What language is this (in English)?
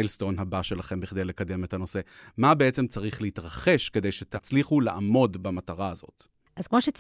Hebrew